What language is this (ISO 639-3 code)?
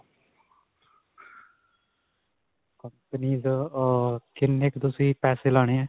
pan